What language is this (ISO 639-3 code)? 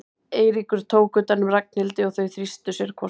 isl